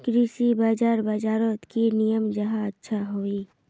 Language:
Magahi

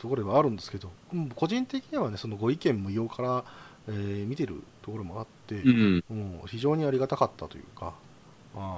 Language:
Japanese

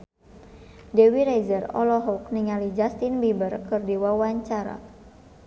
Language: Sundanese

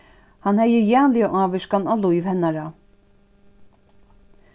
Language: Faroese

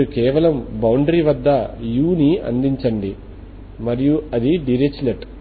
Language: Telugu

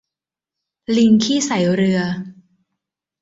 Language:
Thai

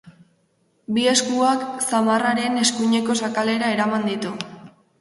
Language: Basque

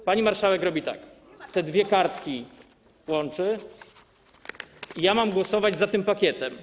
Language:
Polish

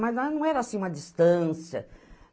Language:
Portuguese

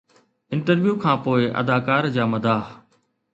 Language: Sindhi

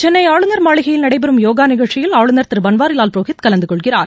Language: Tamil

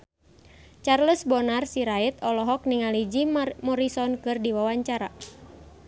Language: Sundanese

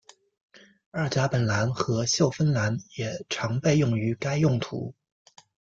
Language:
Chinese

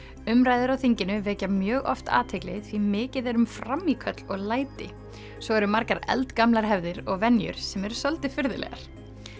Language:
Icelandic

